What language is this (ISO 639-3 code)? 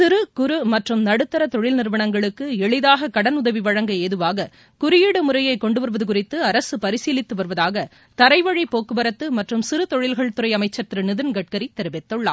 tam